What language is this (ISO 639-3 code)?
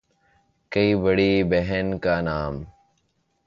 urd